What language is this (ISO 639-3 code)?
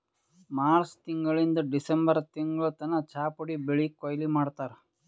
kan